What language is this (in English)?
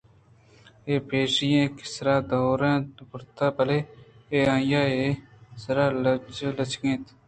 Eastern Balochi